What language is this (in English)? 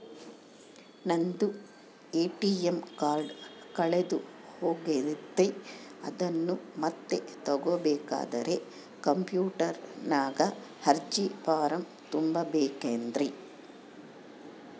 Kannada